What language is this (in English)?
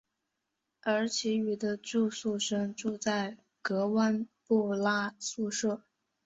Chinese